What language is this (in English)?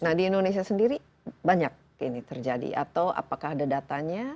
Indonesian